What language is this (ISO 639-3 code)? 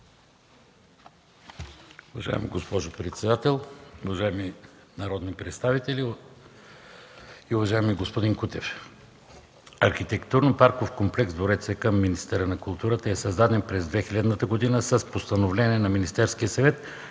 bul